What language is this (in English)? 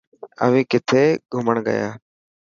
Dhatki